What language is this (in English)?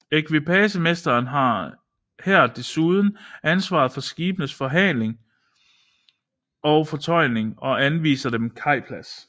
Danish